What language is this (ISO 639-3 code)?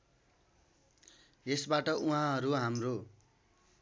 nep